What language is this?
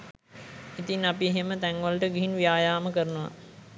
Sinhala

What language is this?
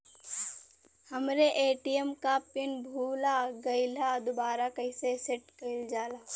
Bhojpuri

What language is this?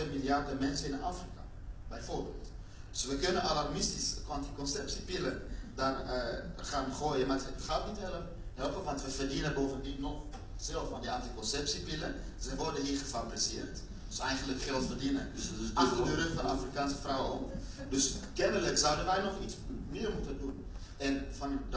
Dutch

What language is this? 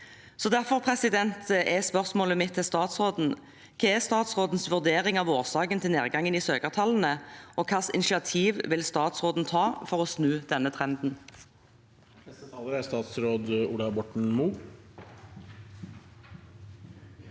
Norwegian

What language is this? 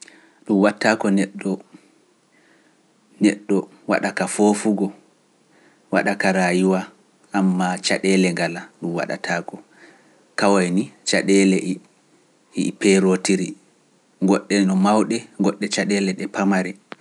Pular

